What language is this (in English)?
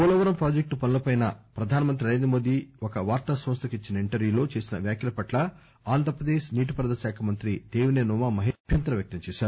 Telugu